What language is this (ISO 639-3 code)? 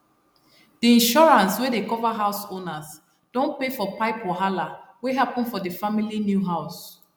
pcm